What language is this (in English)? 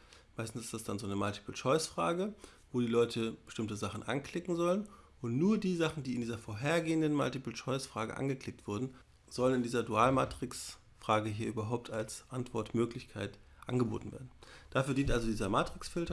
German